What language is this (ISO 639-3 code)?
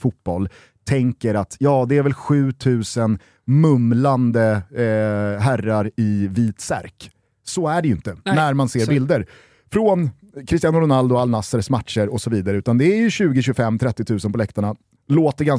swe